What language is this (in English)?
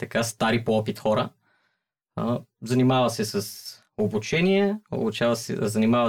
Bulgarian